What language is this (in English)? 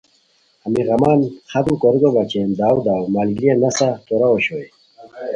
Khowar